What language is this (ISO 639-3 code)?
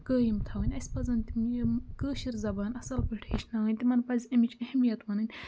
kas